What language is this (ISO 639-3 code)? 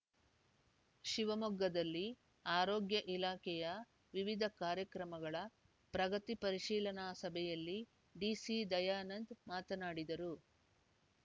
kan